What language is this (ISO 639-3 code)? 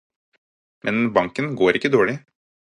nob